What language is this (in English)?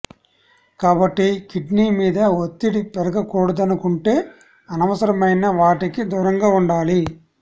Telugu